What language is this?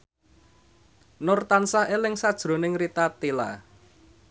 Javanese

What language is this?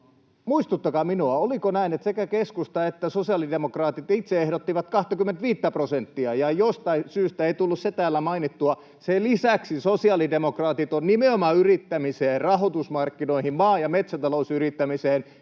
Finnish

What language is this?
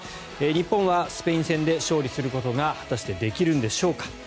Japanese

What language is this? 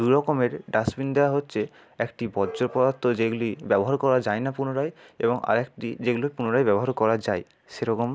Bangla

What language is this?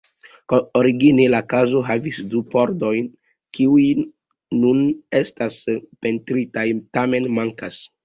Esperanto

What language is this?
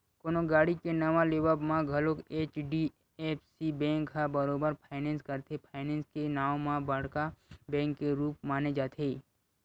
Chhattisgarhi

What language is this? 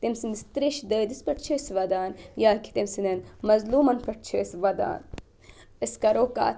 Kashmiri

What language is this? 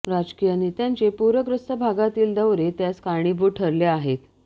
Marathi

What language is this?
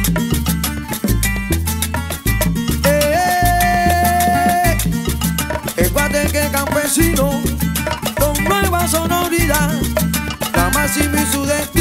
Romanian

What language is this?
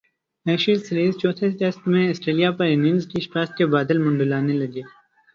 Urdu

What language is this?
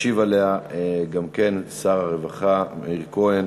Hebrew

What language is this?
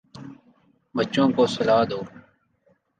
Urdu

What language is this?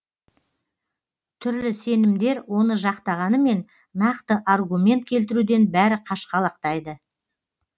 Kazakh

